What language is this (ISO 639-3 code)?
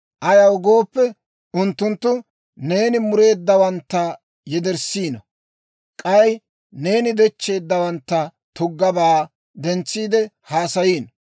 dwr